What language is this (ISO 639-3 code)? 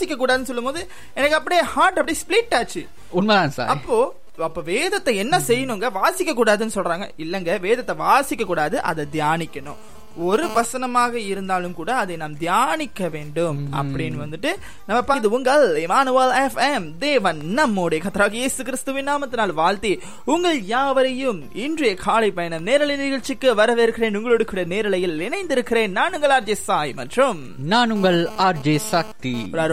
tam